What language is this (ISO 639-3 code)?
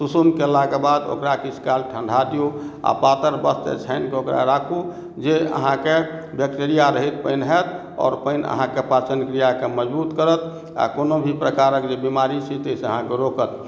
mai